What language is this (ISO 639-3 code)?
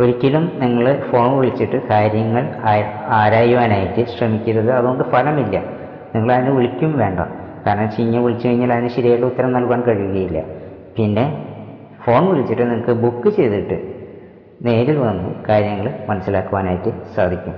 mal